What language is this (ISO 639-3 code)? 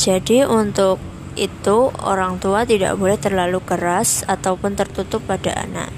ind